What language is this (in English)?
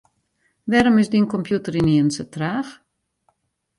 Western Frisian